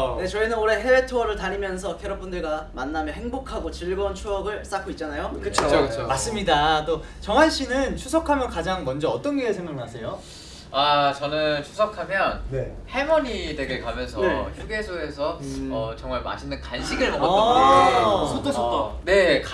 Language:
Korean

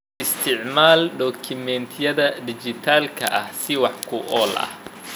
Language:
Somali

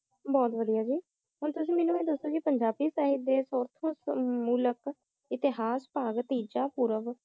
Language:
Punjabi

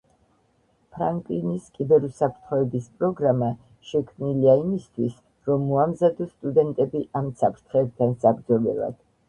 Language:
Georgian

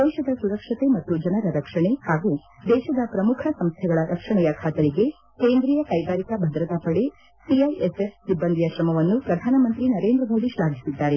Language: Kannada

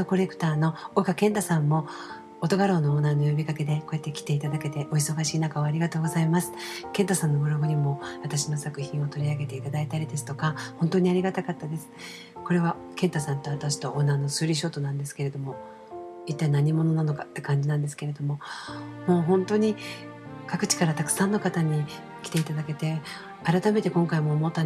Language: Japanese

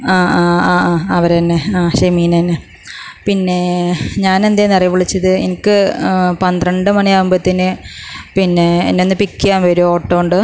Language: Malayalam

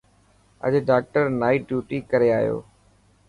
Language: Dhatki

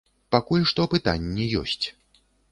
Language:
Belarusian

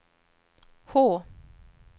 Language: Swedish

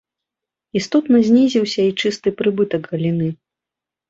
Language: Belarusian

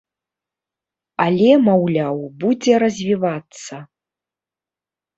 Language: Belarusian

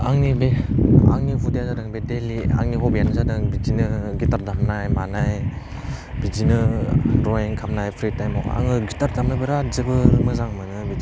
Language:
Bodo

